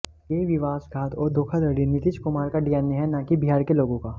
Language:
Hindi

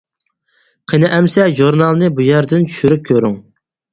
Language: Uyghur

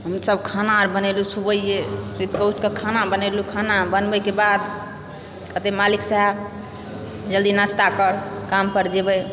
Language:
Maithili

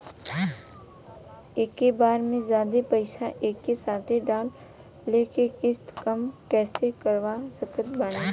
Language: Bhojpuri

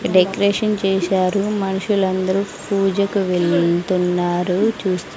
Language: Telugu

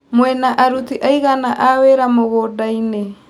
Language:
Kikuyu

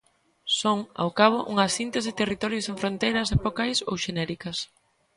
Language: Galician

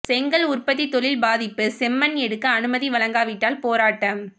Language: Tamil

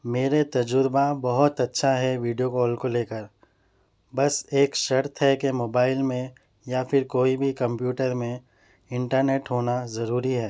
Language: Urdu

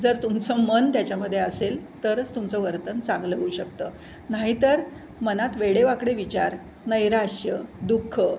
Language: Marathi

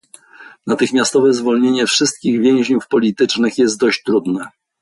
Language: Polish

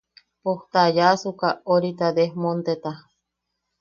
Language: Yaqui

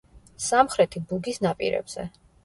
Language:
Georgian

